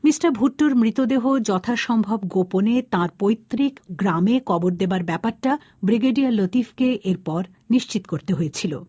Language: Bangla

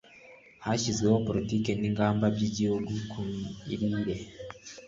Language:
Kinyarwanda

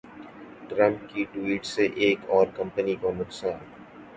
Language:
Urdu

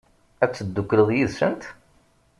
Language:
Kabyle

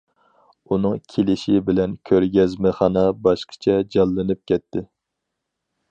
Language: Uyghur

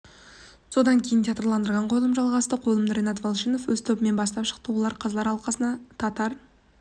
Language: Kazakh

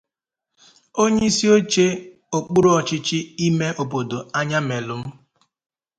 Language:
Igbo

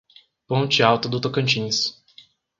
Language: Portuguese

